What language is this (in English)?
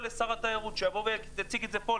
Hebrew